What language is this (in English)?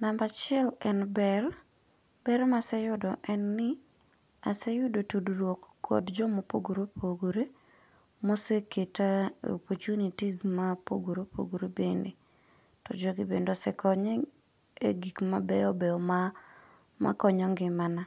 Luo (Kenya and Tanzania)